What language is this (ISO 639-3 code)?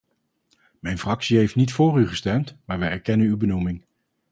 nld